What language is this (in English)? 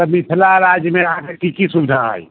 Maithili